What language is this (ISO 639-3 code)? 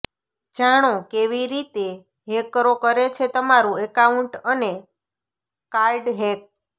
guj